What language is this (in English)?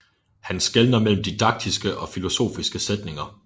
Danish